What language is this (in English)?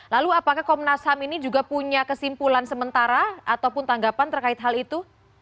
Indonesian